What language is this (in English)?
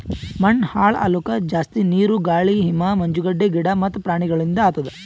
Kannada